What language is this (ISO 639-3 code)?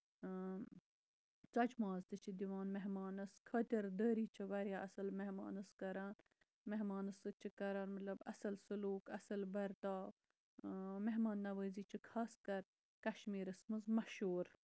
kas